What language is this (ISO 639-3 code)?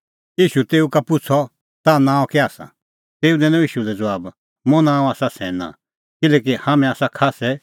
kfx